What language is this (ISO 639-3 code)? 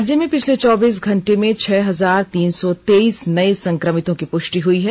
hin